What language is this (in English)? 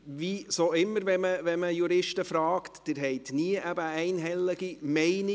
Swiss German